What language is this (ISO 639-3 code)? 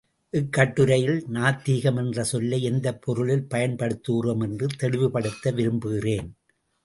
tam